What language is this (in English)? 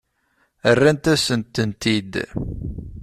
Kabyle